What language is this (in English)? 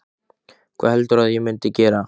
Icelandic